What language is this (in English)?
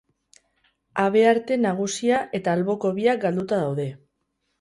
Basque